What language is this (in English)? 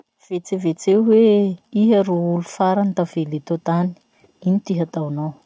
Masikoro Malagasy